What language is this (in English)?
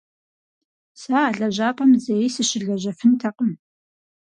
Kabardian